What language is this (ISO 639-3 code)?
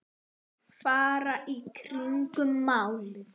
isl